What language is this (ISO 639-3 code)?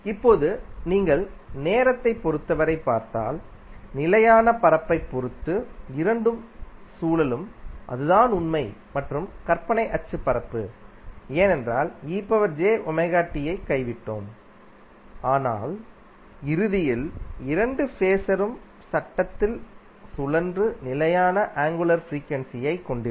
tam